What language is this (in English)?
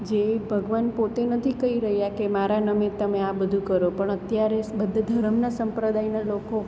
Gujarati